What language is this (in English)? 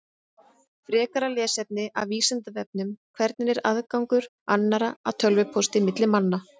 Icelandic